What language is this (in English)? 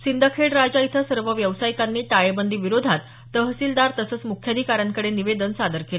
Marathi